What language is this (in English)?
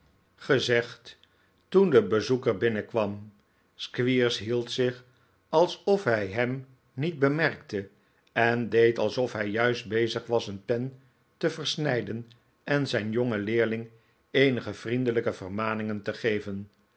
Dutch